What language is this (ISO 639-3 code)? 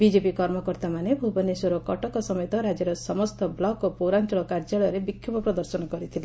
ori